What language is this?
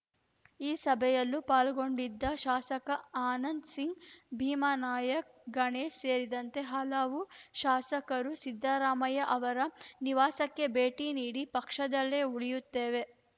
Kannada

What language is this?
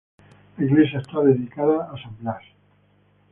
Spanish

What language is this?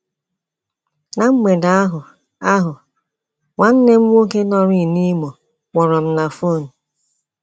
Igbo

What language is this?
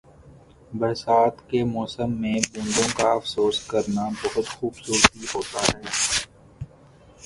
Urdu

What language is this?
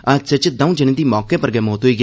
Dogri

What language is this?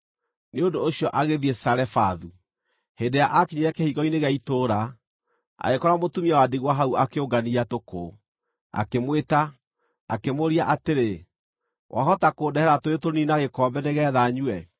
Kikuyu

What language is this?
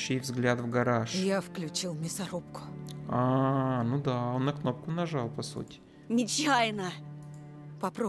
Russian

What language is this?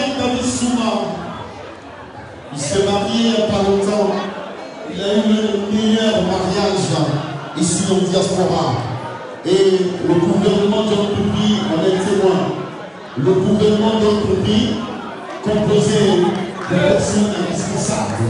French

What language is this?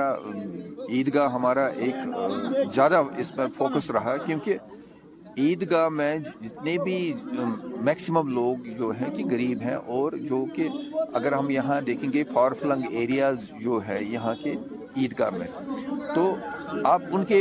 Urdu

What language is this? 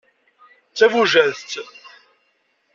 Kabyle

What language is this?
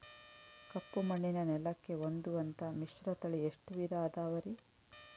Kannada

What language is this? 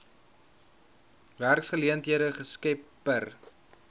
Afrikaans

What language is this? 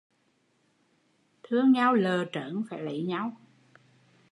Vietnamese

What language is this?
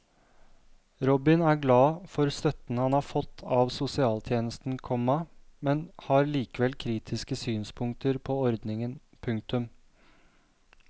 Norwegian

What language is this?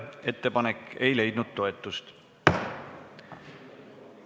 Estonian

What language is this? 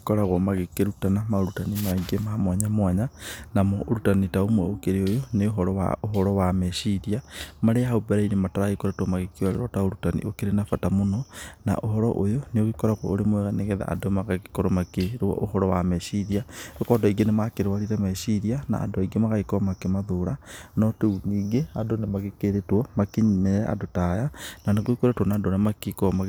Kikuyu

